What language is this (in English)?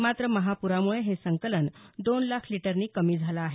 Marathi